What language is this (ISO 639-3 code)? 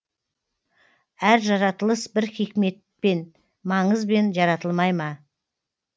kaz